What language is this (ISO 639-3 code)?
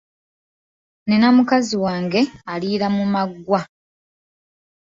lug